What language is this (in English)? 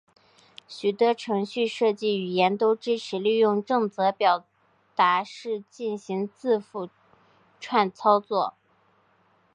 Chinese